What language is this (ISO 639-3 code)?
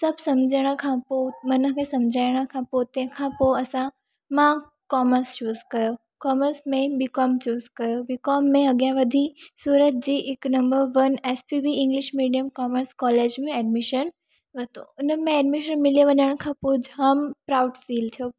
snd